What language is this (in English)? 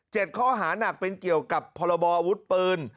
Thai